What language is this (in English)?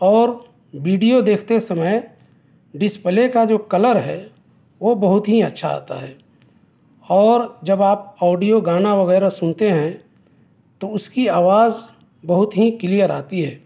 Urdu